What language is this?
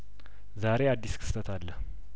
Amharic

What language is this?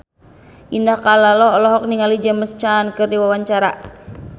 Sundanese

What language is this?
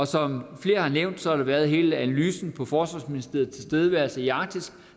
Danish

